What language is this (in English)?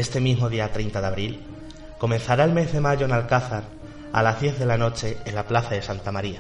Spanish